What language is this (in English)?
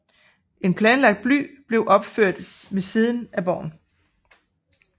Danish